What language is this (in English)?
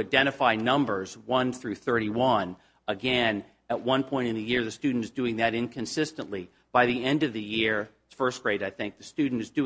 English